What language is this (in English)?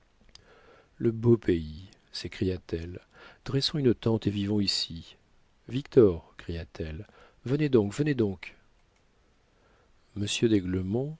French